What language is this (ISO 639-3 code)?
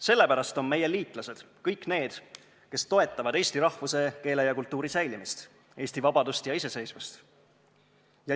est